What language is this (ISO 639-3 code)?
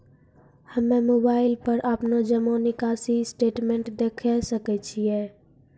mai